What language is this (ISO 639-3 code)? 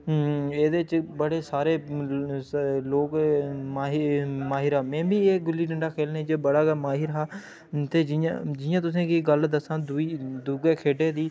doi